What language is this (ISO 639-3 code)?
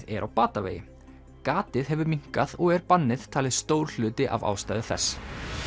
isl